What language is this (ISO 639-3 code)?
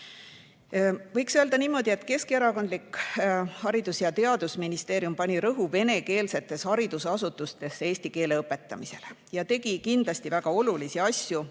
est